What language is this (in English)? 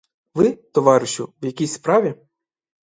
Ukrainian